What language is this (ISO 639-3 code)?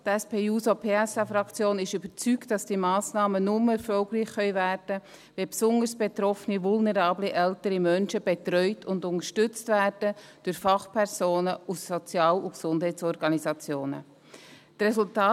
gsw